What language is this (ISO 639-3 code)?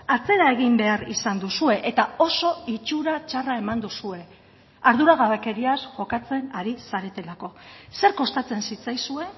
eus